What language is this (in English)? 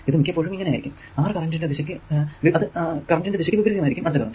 Malayalam